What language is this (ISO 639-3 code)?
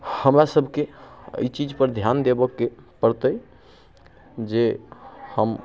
mai